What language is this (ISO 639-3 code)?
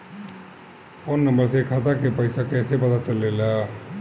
bho